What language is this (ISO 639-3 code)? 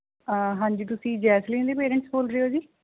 pan